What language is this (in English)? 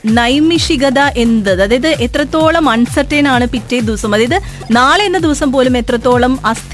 Malayalam